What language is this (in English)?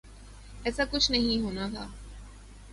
Urdu